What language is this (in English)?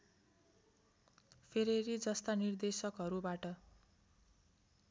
Nepali